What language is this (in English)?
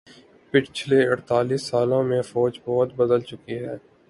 Urdu